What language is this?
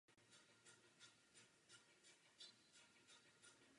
Czech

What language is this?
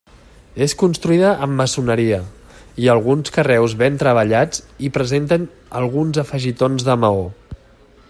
Catalan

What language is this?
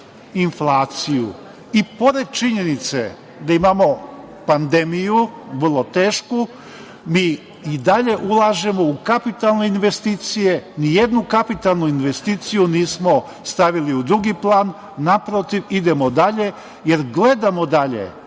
Serbian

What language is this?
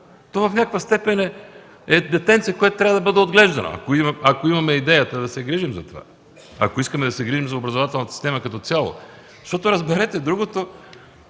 Bulgarian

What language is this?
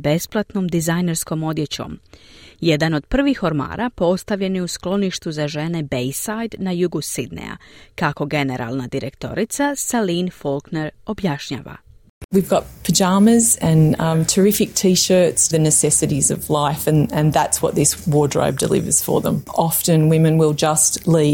Croatian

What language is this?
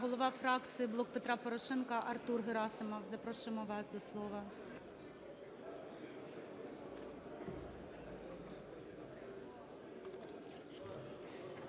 Ukrainian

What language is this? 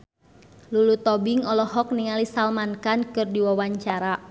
Sundanese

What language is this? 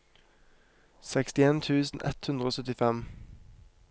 Norwegian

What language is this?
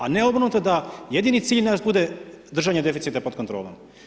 Croatian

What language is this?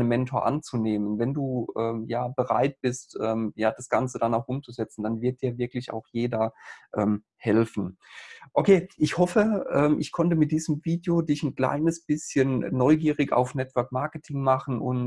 German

